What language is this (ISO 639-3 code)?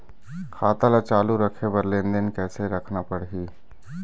hne